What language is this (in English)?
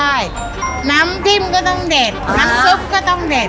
Thai